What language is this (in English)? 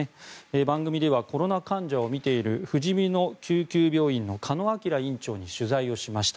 Japanese